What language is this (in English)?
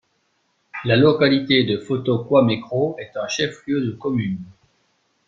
French